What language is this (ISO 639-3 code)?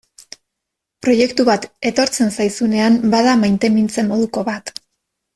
eus